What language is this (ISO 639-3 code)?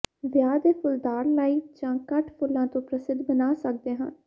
pan